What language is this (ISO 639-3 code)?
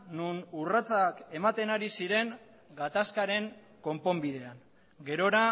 eus